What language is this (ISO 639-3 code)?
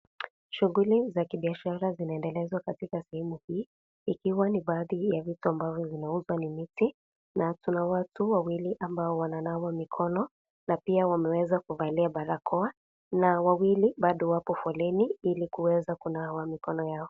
swa